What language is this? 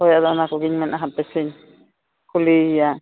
Santali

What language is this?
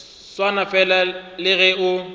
Northern Sotho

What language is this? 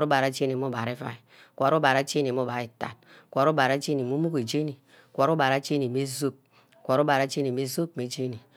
Ubaghara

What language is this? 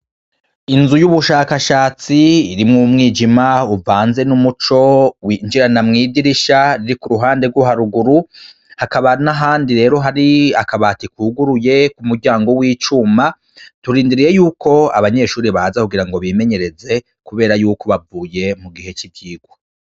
Rundi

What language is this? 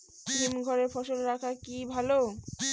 Bangla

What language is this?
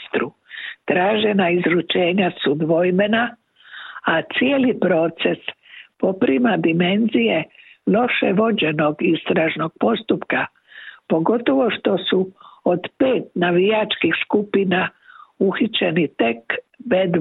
Croatian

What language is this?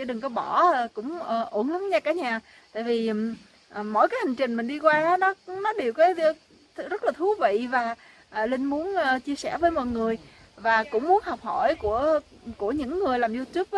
Vietnamese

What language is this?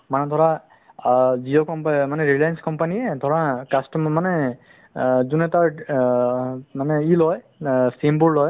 Assamese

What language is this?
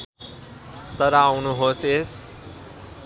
Nepali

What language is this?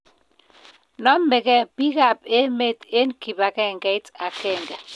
Kalenjin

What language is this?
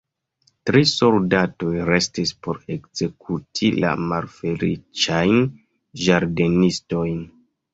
Esperanto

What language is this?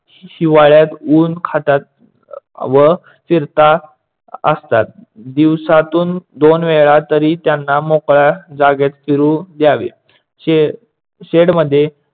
Marathi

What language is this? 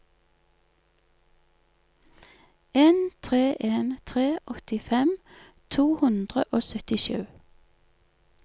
Norwegian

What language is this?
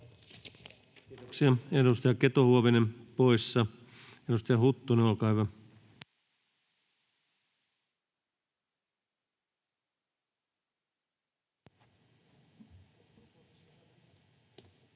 Finnish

